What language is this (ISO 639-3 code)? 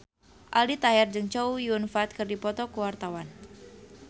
sun